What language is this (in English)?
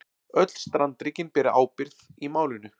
Icelandic